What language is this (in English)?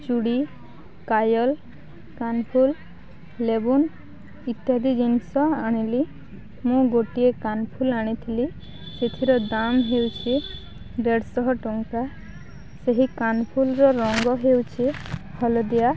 Odia